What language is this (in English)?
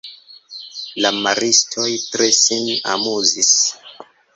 Esperanto